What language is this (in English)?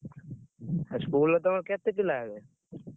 Odia